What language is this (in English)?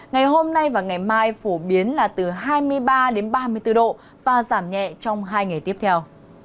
Vietnamese